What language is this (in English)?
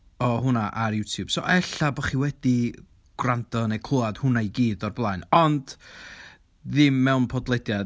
Welsh